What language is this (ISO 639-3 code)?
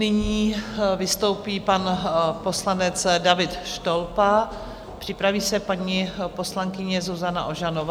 ces